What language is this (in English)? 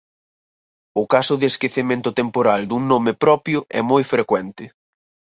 Galician